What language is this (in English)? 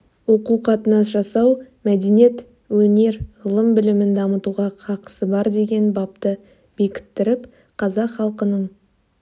Kazakh